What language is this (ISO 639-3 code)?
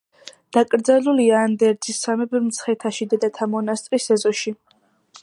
kat